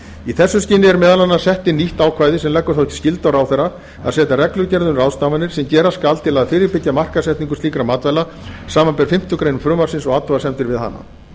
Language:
Icelandic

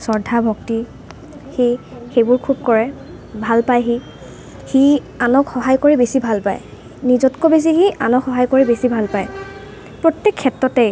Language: Assamese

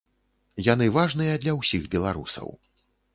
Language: Belarusian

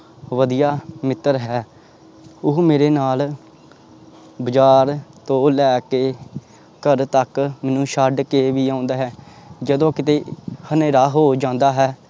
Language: Punjabi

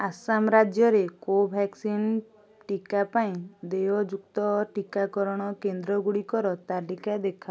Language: Odia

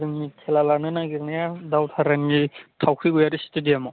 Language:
Bodo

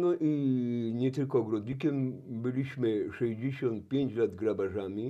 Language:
Polish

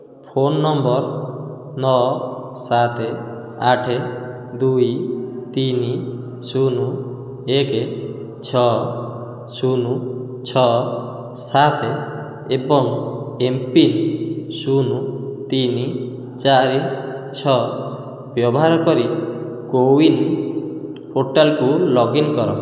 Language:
Odia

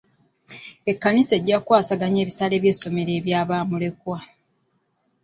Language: Ganda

